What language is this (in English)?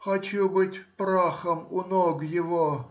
Russian